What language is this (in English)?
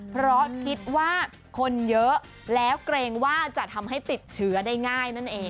Thai